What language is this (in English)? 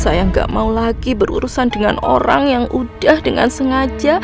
Indonesian